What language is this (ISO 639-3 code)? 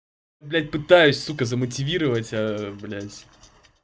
rus